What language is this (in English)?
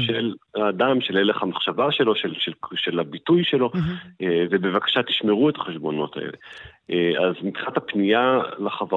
Hebrew